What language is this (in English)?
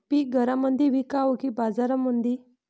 Marathi